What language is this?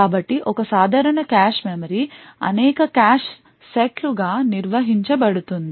Telugu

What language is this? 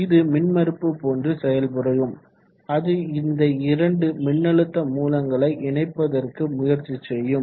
Tamil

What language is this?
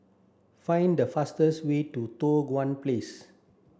English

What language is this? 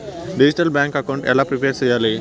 Telugu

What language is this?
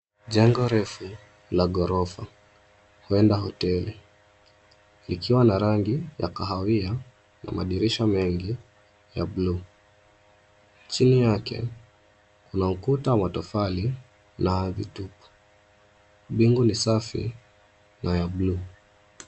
Swahili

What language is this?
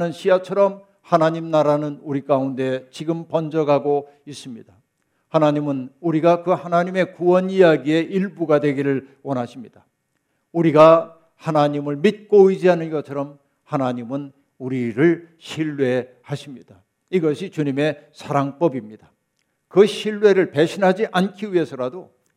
Korean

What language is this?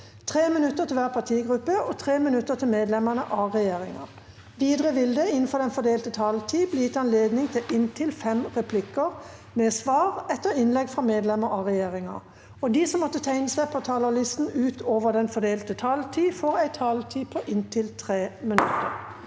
Norwegian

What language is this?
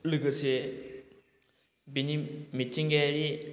Bodo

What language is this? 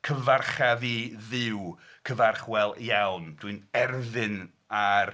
Welsh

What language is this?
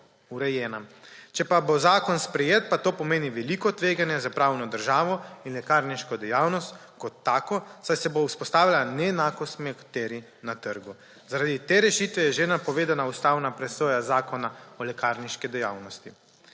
Slovenian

